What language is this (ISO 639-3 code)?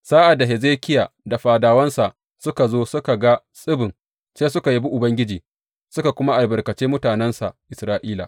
hau